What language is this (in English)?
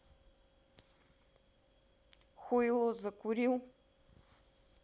Russian